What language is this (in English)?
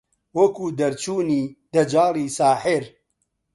Central Kurdish